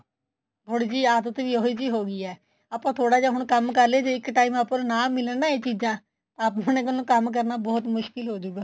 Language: Punjabi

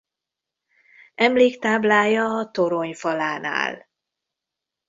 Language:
Hungarian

